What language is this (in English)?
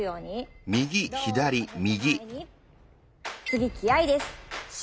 Japanese